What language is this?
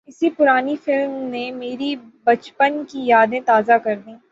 Urdu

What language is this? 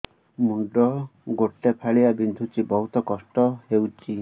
Odia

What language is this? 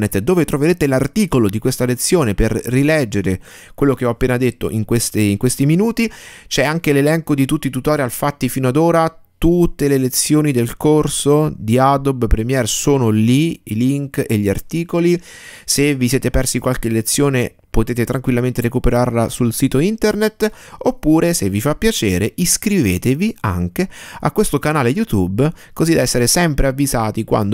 Italian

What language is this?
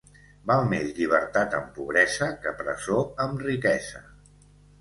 Catalan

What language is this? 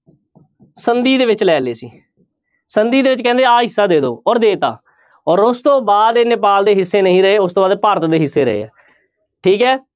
Punjabi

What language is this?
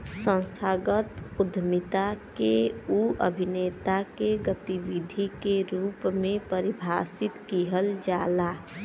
Bhojpuri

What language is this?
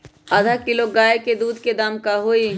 Magahi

